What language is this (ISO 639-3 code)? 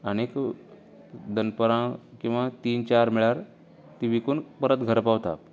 kok